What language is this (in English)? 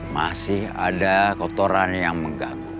Indonesian